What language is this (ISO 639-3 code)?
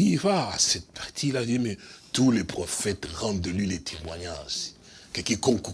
fra